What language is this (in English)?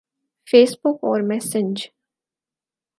Urdu